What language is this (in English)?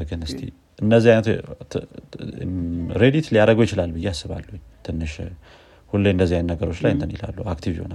Amharic